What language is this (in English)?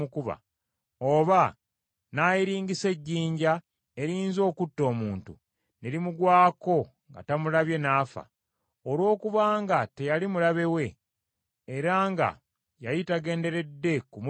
Ganda